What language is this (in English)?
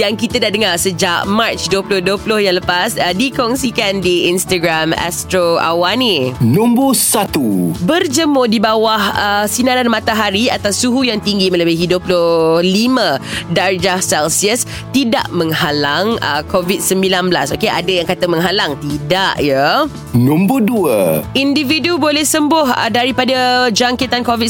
Malay